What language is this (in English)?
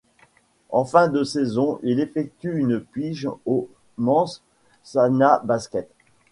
French